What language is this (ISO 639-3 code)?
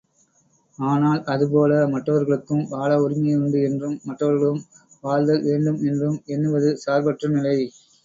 tam